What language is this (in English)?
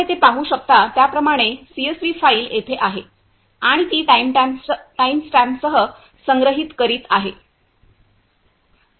Marathi